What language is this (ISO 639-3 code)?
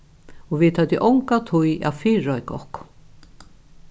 fao